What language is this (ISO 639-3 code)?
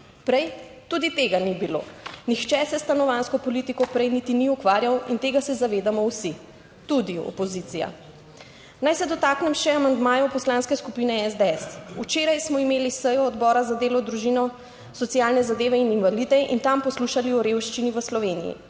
slv